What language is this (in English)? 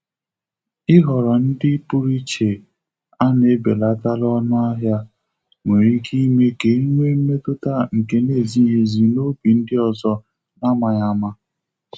Igbo